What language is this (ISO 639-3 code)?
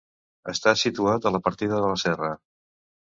cat